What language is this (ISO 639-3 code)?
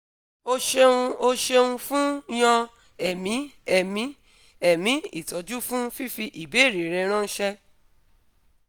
yor